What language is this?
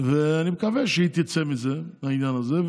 Hebrew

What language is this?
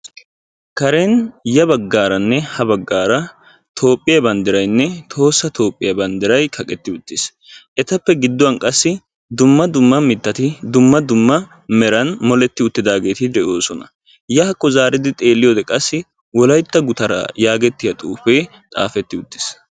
Wolaytta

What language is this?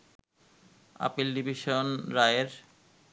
Bangla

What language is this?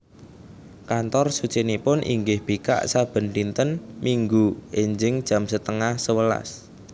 Javanese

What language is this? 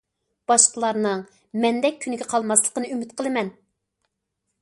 Uyghur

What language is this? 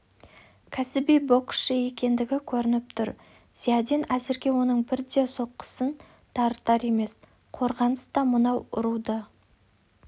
Kazakh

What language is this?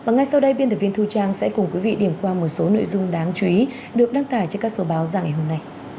Vietnamese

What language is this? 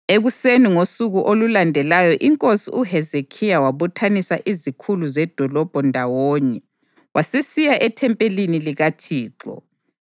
North Ndebele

